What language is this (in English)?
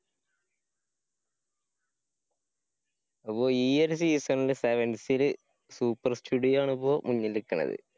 Malayalam